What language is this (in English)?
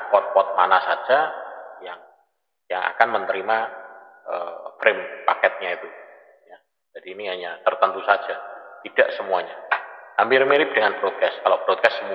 Indonesian